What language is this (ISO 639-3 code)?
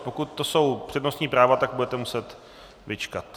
ces